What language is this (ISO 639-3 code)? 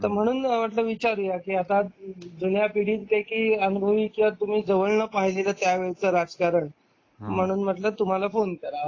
mar